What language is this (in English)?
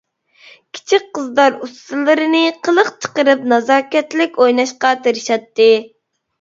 Uyghur